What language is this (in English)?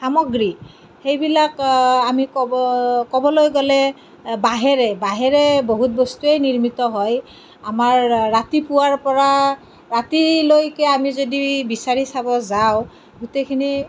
Assamese